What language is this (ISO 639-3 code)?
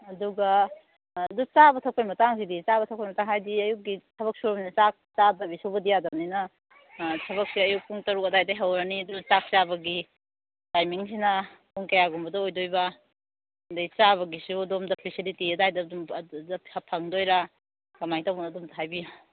mni